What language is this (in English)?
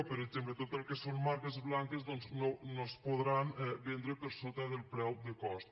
Catalan